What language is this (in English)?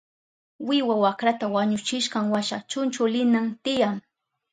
Southern Pastaza Quechua